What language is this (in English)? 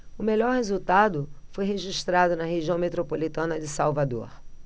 Portuguese